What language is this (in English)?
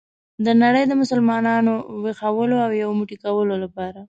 Pashto